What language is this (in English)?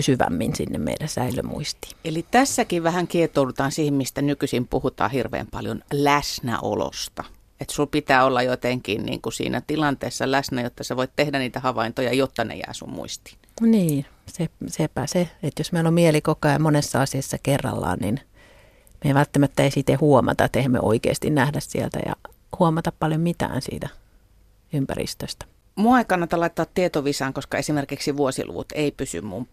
Finnish